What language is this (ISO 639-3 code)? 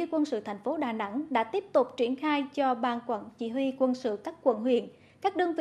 vie